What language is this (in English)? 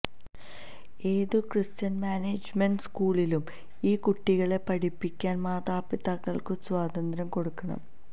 Malayalam